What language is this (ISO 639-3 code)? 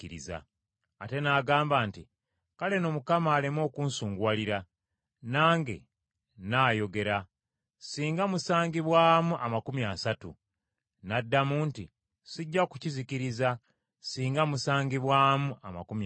lug